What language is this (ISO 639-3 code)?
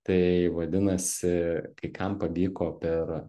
lit